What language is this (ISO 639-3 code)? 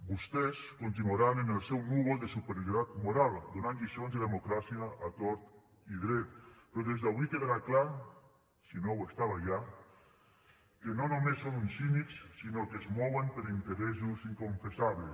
cat